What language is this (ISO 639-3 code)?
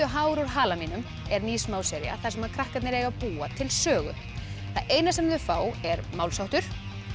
isl